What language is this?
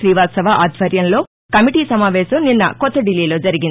Telugu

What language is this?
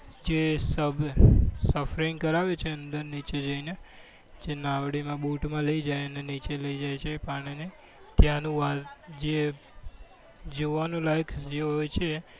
Gujarati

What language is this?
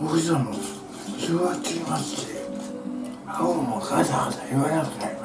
Japanese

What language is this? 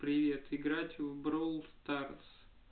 Russian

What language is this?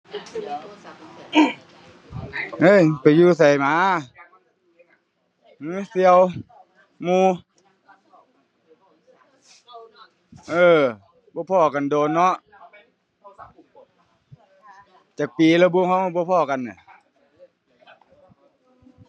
Thai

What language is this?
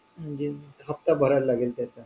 Marathi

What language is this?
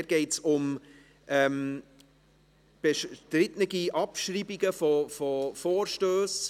Swiss German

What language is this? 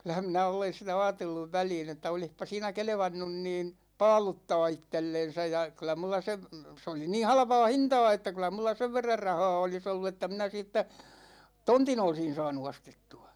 Finnish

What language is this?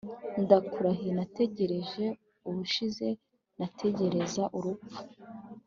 Kinyarwanda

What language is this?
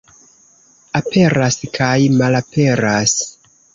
Esperanto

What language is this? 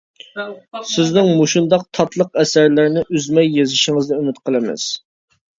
Uyghur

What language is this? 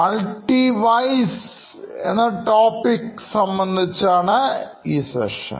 Malayalam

